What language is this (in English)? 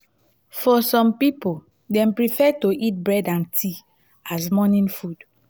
Nigerian Pidgin